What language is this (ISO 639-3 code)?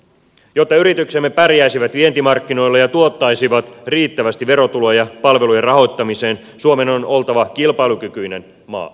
fin